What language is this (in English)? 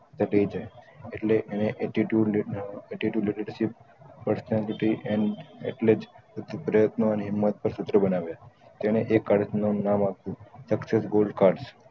Gujarati